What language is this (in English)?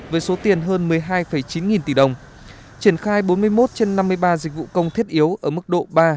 Vietnamese